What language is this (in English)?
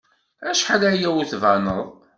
Kabyle